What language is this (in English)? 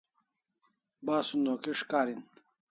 Kalasha